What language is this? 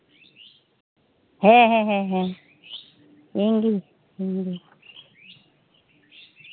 Santali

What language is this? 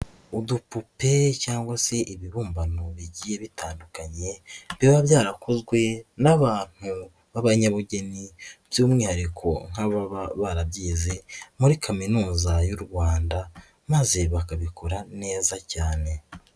Kinyarwanda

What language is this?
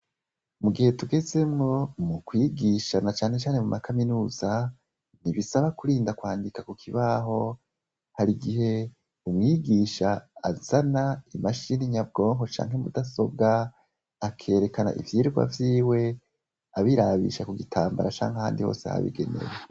Rundi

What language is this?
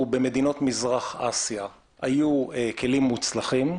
Hebrew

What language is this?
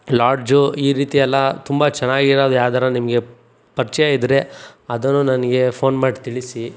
Kannada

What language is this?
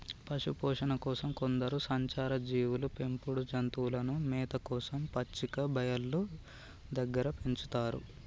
Telugu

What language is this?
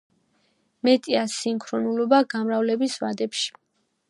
Georgian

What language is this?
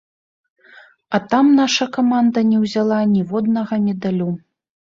Belarusian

